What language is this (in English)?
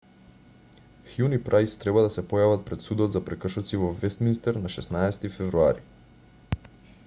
Macedonian